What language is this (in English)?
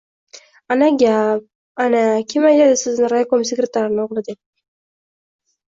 Uzbek